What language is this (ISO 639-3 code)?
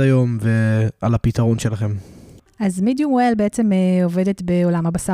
heb